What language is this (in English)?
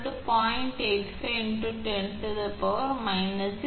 Tamil